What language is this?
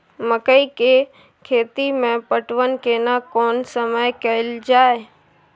Maithili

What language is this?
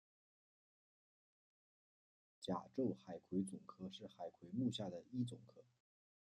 Chinese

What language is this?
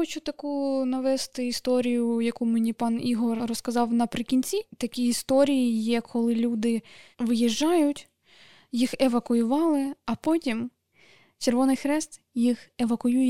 Ukrainian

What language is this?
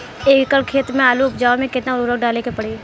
Bhojpuri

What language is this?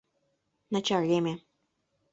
Mari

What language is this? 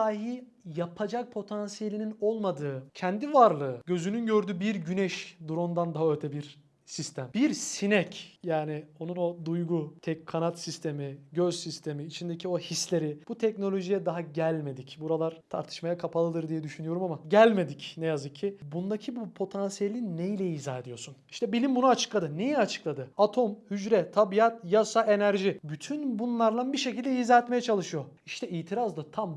Turkish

